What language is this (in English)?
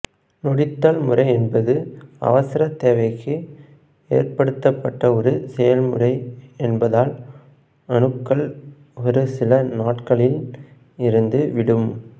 Tamil